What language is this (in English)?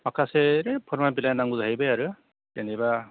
Bodo